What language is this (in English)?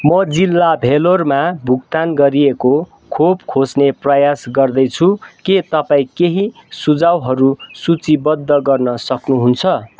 Nepali